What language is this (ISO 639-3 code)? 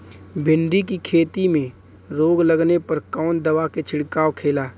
bho